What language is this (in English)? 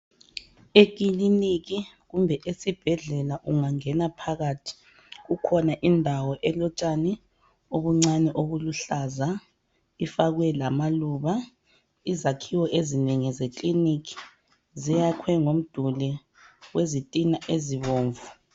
North Ndebele